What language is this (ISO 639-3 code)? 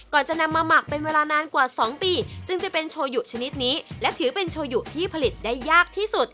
tha